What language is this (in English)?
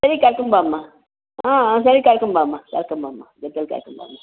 Kannada